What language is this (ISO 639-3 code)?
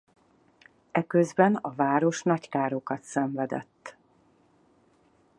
hun